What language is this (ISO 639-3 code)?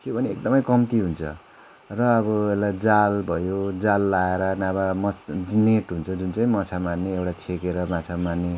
nep